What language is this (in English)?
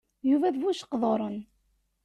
Kabyle